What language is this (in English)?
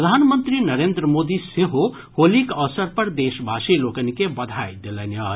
Maithili